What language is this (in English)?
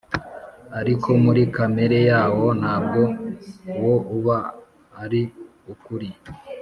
Kinyarwanda